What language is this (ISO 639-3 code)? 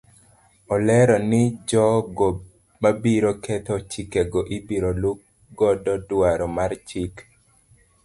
luo